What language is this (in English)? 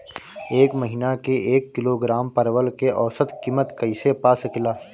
Bhojpuri